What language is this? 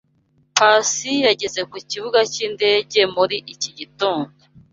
Kinyarwanda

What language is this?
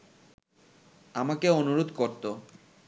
Bangla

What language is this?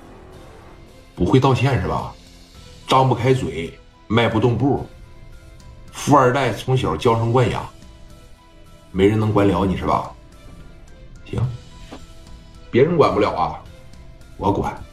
Chinese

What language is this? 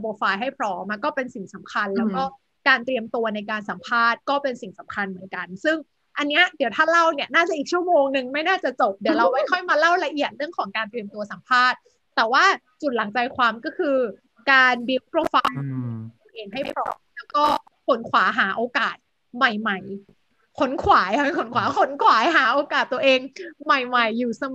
Thai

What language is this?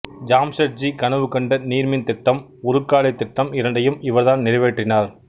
Tamil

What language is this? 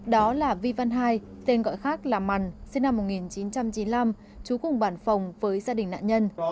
Vietnamese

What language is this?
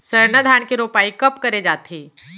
Chhattisgarhi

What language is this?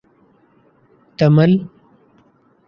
Urdu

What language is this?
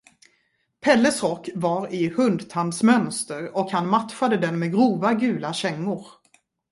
Swedish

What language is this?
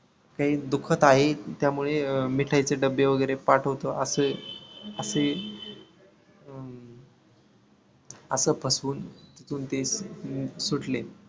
Marathi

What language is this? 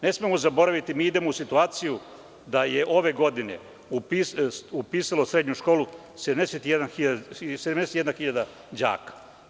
Serbian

